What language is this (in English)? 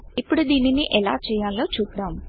Telugu